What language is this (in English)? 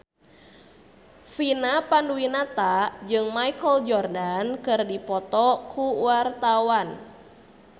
Sundanese